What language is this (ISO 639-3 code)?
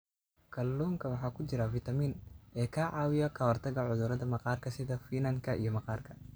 som